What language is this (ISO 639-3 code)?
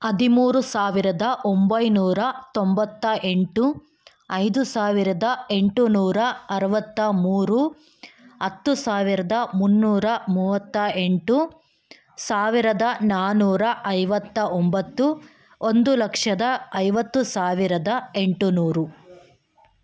kan